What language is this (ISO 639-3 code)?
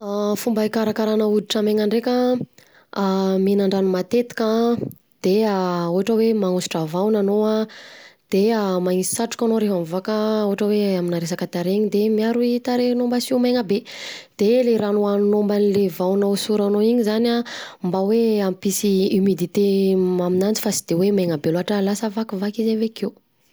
bzc